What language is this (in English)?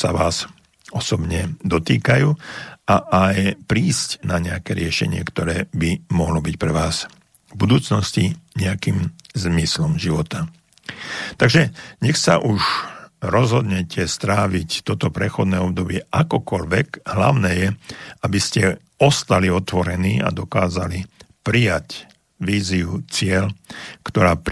Slovak